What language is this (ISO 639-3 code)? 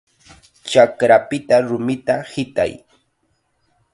qxa